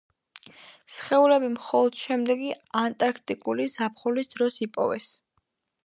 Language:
Georgian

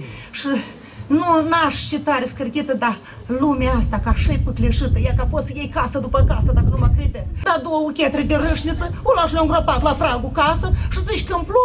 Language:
Romanian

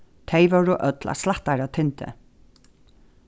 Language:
Faroese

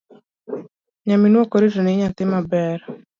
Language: Luo (Kenya and Tanzania)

